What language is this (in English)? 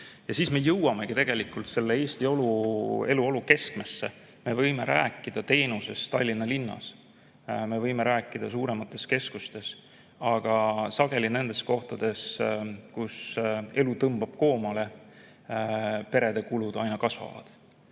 Estonian